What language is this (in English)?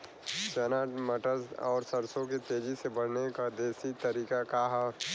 Bhojpuri